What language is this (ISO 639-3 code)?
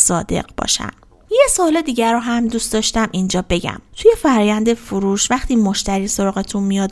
fas